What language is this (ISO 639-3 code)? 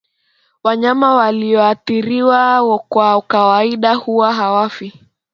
swa